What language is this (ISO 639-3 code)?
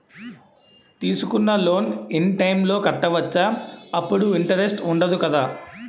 tel